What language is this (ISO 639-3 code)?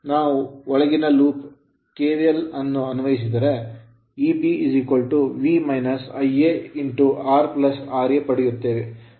kan